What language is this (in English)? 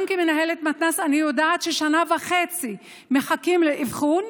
Hebrew